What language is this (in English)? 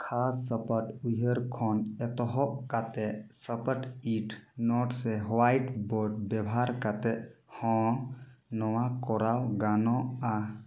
Santali